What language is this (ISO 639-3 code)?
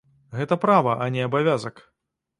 bel